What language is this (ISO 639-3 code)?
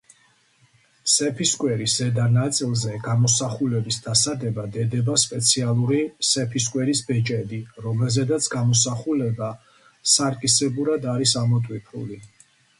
kat